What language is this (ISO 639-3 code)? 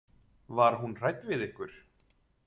isl